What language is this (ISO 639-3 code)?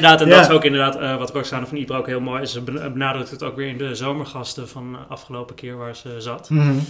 nld